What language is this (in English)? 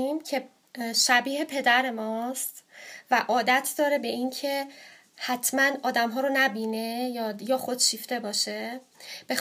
Persian